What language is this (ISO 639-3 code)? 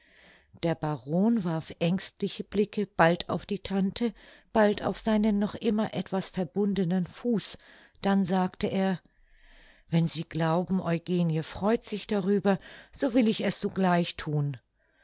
deu